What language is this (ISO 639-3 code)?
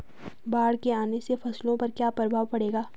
hin